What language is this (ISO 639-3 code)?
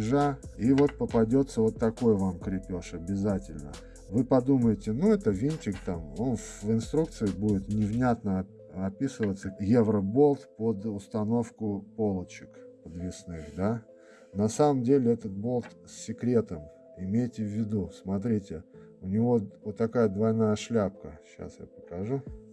rus